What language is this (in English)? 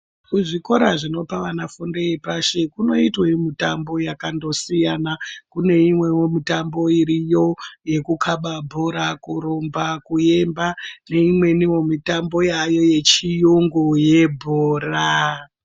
Ndau